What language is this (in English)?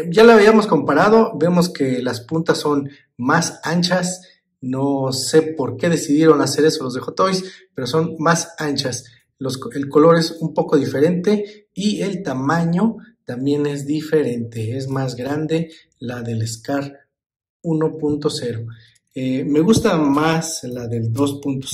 Spanish